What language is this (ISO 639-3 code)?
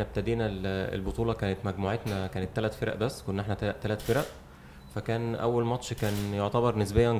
ara